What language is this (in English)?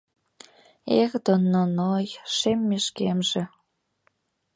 Mari